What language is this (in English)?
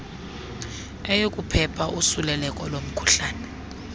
Xhosa